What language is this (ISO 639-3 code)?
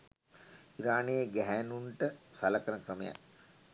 sin